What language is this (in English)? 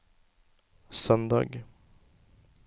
Norwegian